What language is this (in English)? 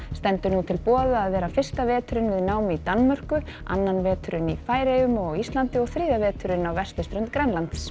Icelandic